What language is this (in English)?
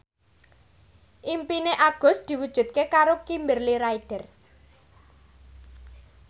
Javanese